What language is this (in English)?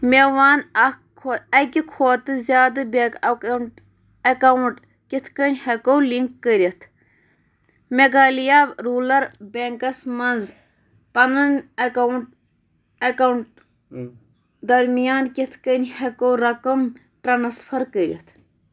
Kashmiri